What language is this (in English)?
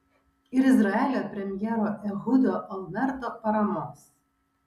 Lithuanian